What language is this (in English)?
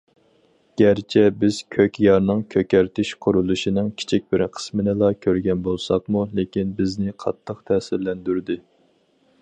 Uyghur